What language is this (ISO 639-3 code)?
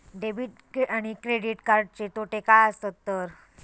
mar